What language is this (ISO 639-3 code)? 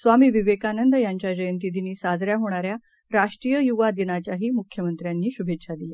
mar